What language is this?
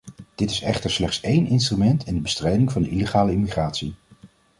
Dutch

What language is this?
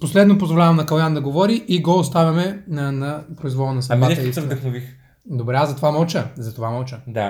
Bulgarian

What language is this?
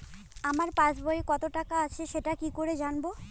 Bangla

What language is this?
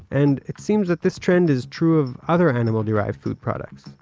English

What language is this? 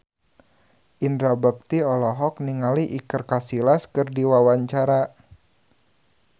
Sundanese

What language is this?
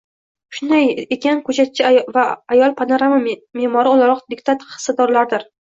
Uzbek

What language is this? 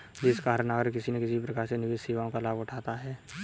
Hindi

